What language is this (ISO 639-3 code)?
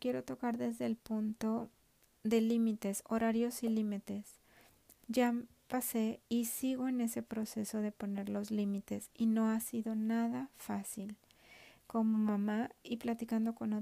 spa